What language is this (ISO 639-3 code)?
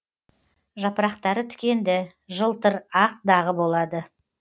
kaz